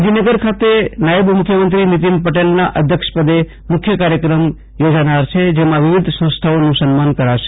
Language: Gujarati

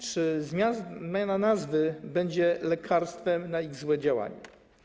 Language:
Polish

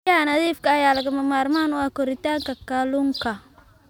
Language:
Somali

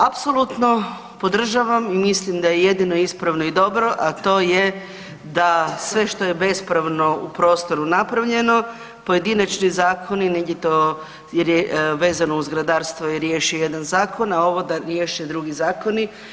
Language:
Croatian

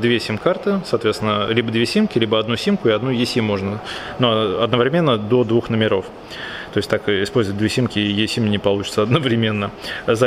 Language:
Russian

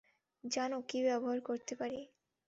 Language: Bangla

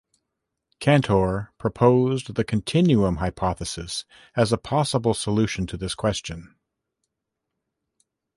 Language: English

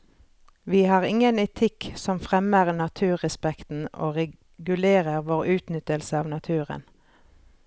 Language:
Norwegian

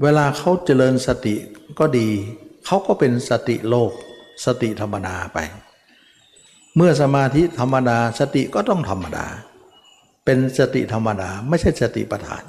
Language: Thai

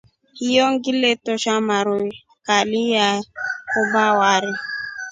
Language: Rombo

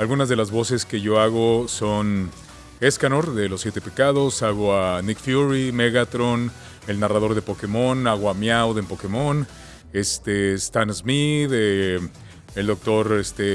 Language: Spanish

